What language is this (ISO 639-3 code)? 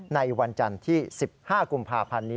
tha